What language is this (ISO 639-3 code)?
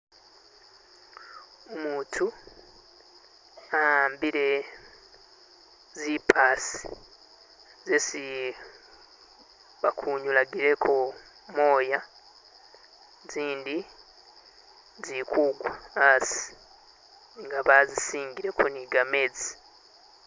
myx